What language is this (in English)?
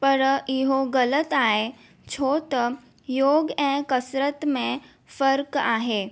Sindhi